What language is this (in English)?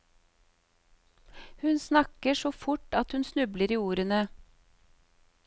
Norwegian